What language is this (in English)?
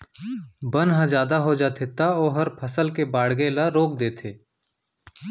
Chhattisgarhi